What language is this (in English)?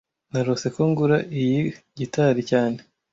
Kinyarwanda